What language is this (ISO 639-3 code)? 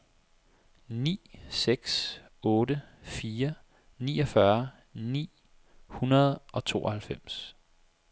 dan